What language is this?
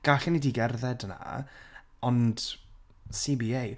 Welsh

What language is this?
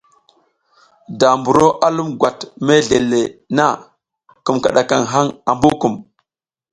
South Giziga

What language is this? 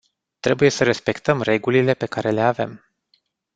Romanian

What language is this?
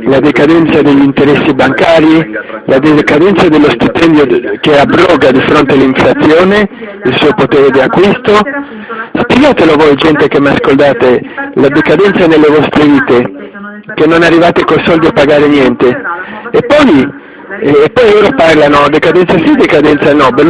Italian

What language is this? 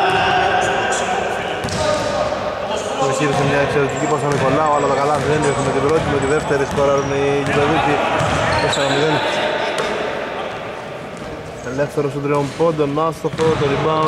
Greek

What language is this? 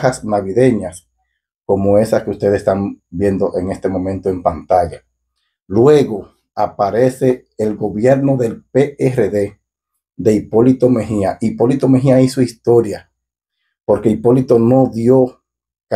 Spanish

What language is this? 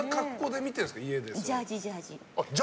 Japanese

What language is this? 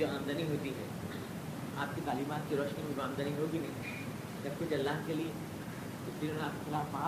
Urdu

